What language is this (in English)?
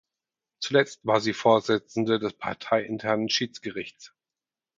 German